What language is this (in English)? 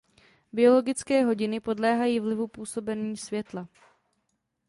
Czech